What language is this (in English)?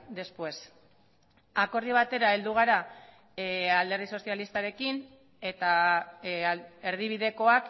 Basque